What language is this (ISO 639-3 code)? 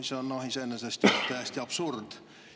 est